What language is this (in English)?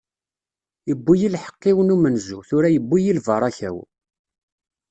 Kabyle